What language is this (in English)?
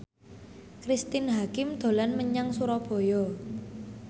Javanese